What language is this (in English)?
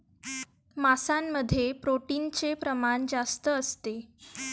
Marathi